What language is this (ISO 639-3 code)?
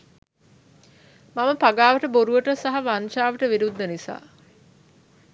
sin